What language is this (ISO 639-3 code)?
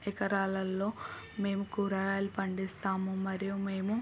tel